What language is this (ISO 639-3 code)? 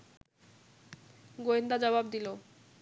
ben